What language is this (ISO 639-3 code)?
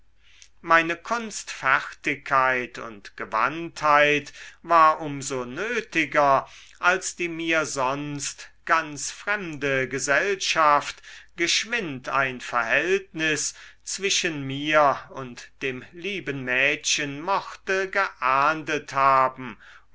deu